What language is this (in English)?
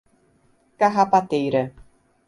Portuguese